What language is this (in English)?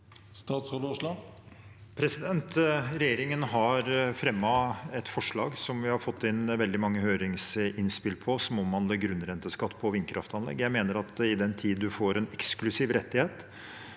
Norwegian